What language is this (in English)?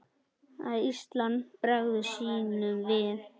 Icelandic